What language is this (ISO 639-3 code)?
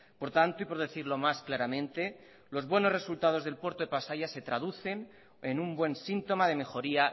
spa